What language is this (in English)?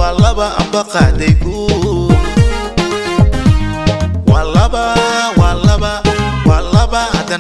Arabic